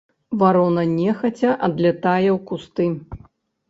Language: Belarusian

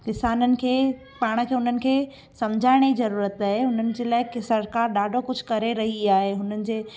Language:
Sindhi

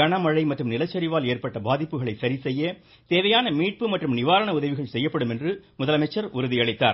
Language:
Tamil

